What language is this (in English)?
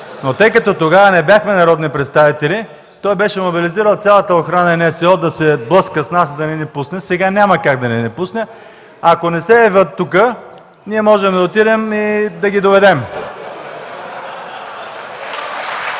Bulgarian